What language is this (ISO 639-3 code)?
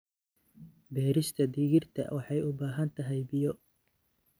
som